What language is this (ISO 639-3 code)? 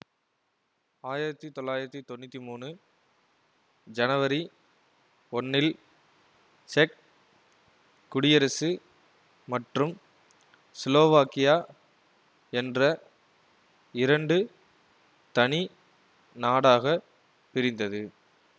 tam